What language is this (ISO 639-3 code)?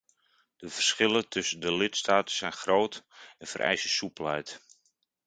nld